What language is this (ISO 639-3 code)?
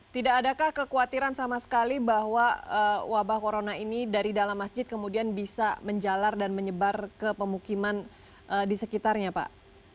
ind